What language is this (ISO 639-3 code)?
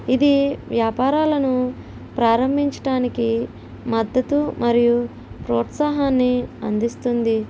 tel